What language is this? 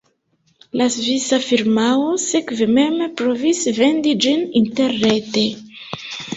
Esperanto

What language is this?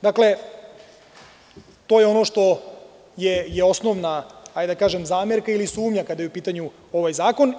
Serbian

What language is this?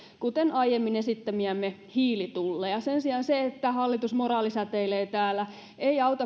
Finnish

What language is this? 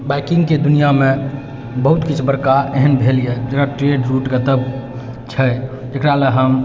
Maithili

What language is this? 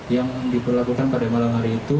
Indonesian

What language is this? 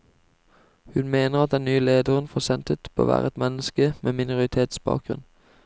Norwegian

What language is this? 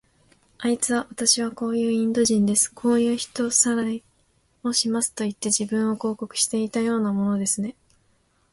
Japanese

